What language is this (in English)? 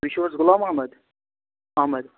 Kashmiri